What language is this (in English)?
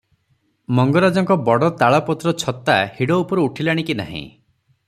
Odia